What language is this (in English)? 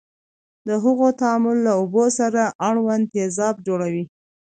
Pashto